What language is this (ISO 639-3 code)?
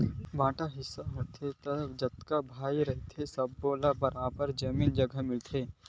hne